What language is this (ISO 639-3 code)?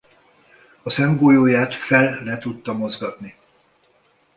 hun